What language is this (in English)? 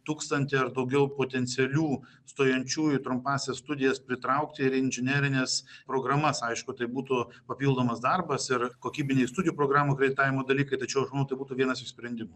Lithuanian